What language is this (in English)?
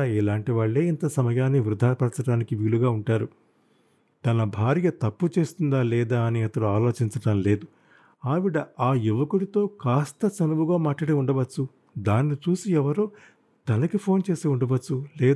Telugu